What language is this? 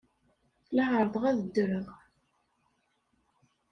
Kabyle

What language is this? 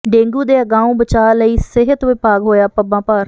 Punjabi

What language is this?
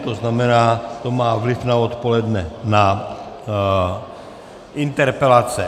Czech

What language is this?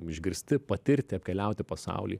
Lithuanian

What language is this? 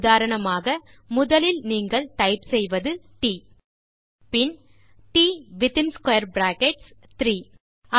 Tamil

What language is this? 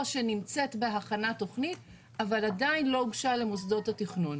Hebrew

